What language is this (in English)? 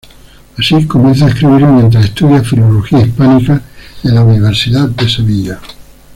Spanish